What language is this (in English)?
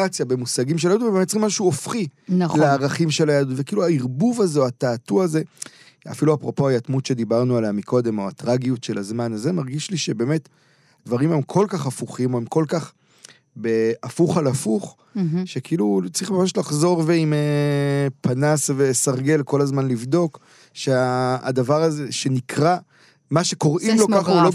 Hebrew